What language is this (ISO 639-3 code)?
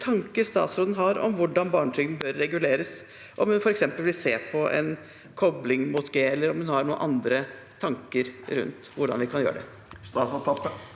nor